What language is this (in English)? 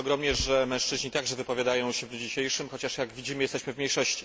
Polish